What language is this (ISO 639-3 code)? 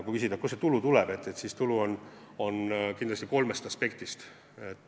est